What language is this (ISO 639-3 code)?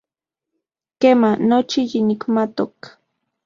ncx